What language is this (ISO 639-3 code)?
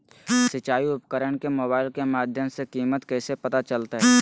mag